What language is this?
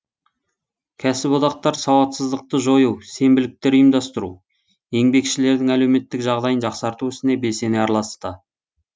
Kazakh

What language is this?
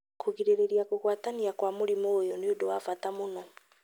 Kikuyu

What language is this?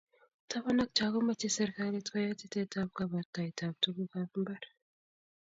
Kalenjin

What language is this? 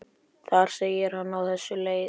Icelandic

